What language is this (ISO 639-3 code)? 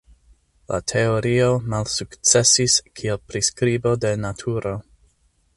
epo